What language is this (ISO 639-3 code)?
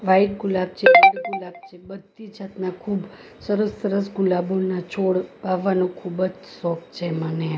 guj